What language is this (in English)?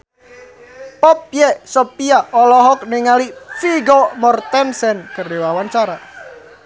Sundanese